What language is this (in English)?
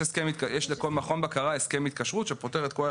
Hebrew